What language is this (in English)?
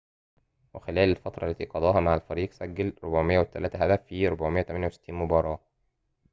Arabic